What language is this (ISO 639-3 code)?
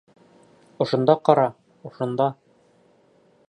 bak